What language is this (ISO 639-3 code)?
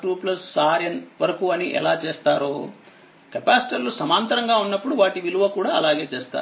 tel